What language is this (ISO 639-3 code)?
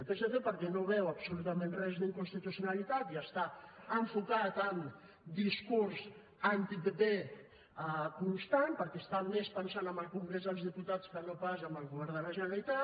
cat